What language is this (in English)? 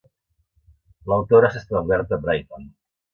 Catalan